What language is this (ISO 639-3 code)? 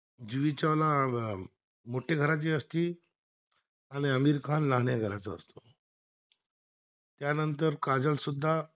mar